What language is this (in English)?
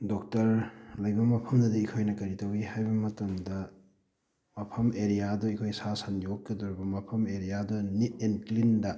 Manipuri